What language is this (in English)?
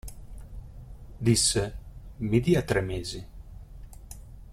Italian